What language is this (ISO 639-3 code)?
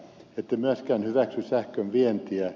fin